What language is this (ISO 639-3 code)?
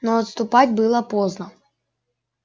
rus